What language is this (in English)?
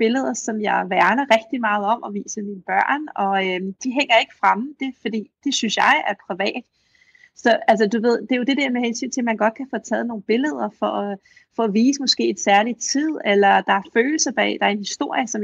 Danish